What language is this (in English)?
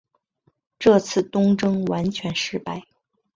Chinese